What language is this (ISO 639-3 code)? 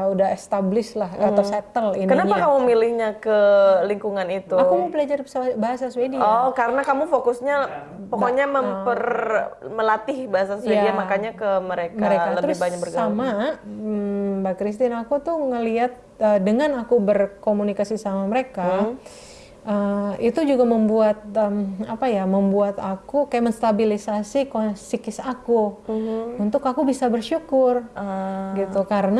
ind